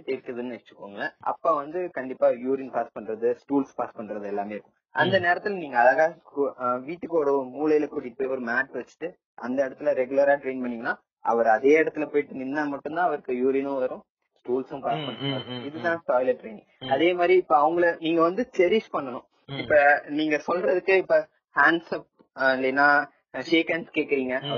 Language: Tamil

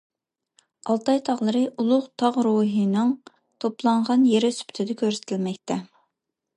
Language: Uyghur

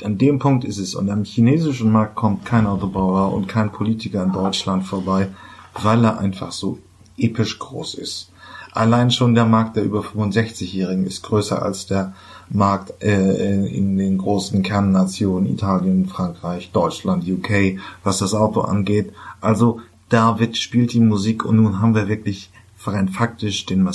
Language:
German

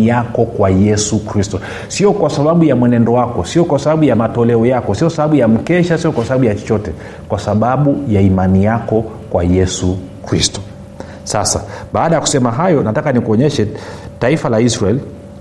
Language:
Swahili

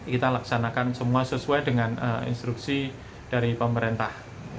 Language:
Indonesian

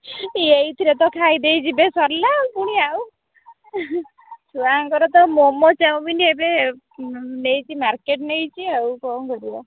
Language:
Odia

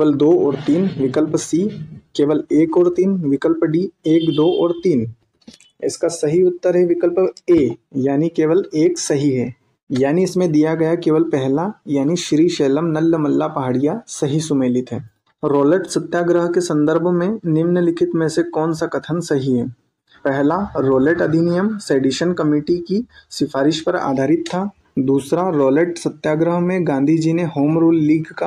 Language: Hindi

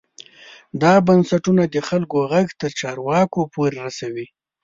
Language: Pashto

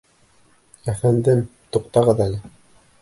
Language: Bashkir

